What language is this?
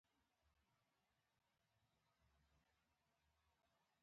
Pashto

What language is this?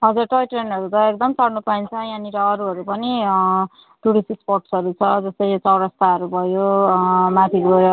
Nepali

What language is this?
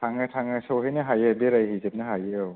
Bodo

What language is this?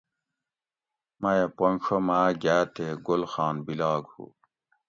Gawri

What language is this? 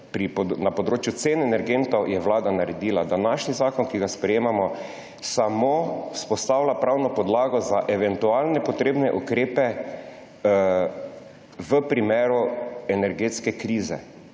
Slovenian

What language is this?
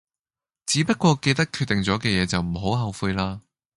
Cantonese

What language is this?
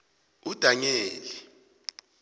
South Ndebele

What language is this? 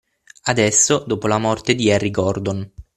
Italian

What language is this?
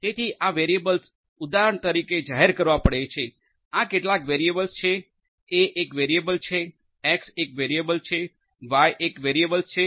Gujarati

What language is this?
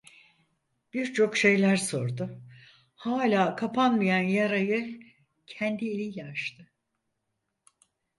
Turkish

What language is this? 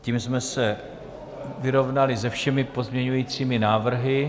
Czech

